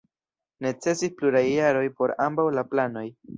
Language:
Esperanto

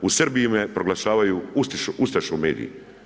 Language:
Croatian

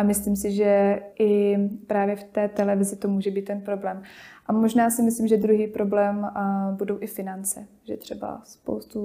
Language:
Czech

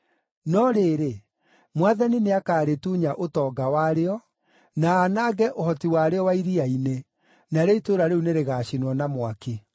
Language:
Kikuyu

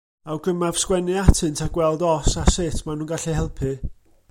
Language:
Welsh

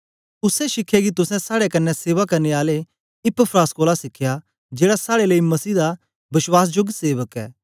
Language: Dogri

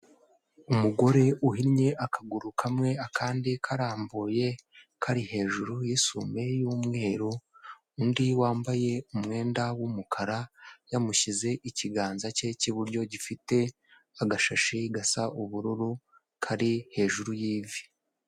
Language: Kinyarwanda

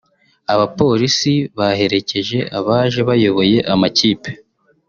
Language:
Kinyarwanda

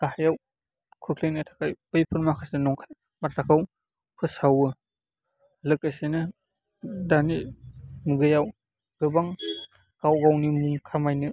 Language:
Bodo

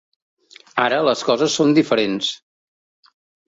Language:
Catalan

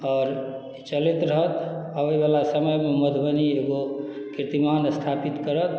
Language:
Maithili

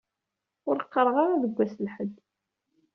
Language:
Kabyle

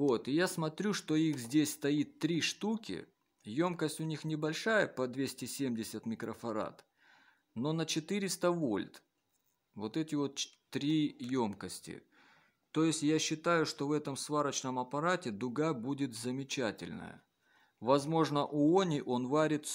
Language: Russian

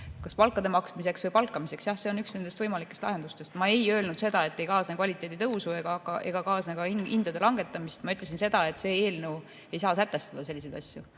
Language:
Estonian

